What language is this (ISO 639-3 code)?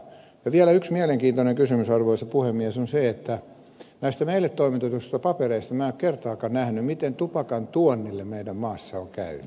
fin